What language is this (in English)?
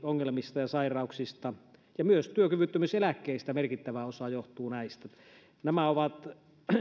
Finnish